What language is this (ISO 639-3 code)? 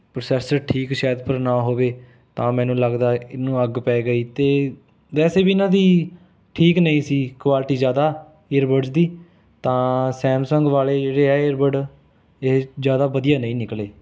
pan